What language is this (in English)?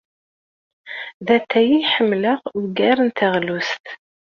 Kabyle